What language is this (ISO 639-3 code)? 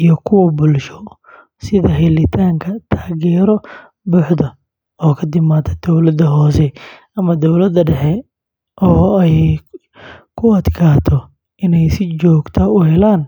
som